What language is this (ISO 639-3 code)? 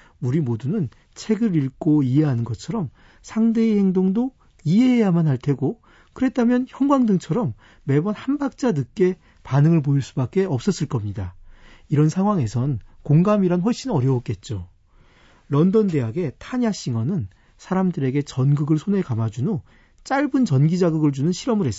kor